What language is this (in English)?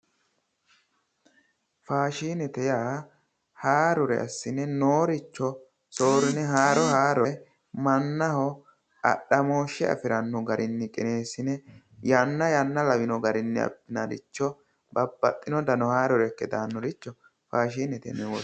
Sidamo